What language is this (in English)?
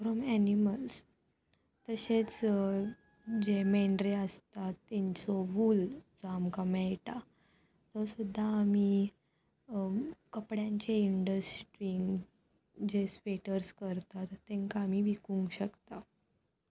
Konkani